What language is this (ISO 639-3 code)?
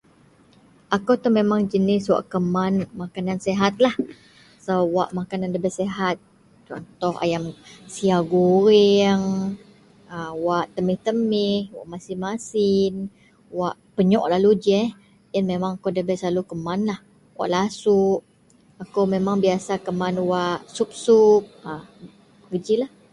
mel